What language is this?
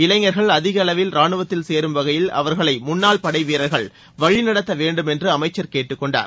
Tamil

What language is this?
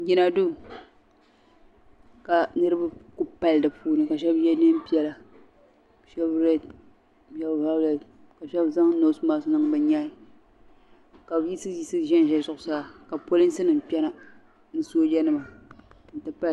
Dagbani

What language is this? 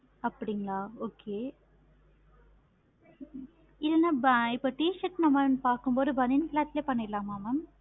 Tamil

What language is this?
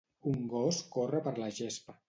Catalan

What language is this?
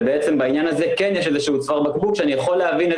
Hebrew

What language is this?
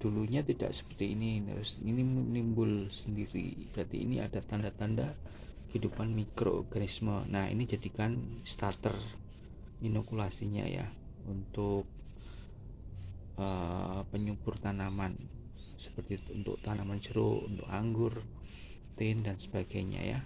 Indonesian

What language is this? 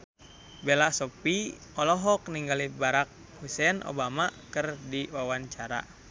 Sundanese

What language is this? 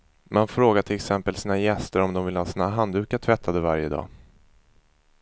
Swedish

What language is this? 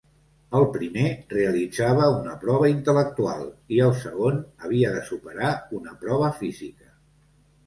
Catalan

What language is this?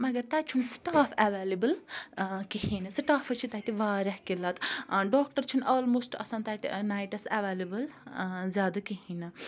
Kashmiri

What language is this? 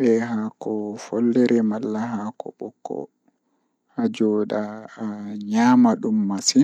Fula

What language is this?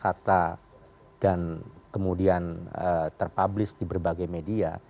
Indonesian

